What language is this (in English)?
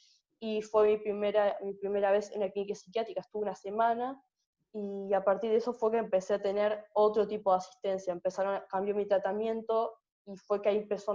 Spanish